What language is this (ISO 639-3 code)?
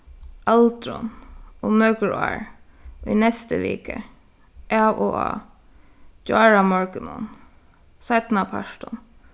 fao